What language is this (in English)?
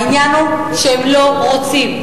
Hebrew